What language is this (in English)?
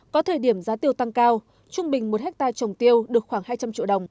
Vietnamese